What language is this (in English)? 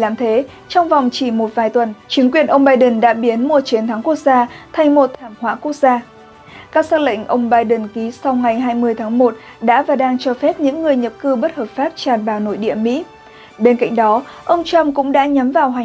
Vietnamese